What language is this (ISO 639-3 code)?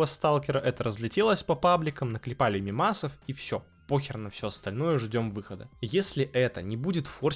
rus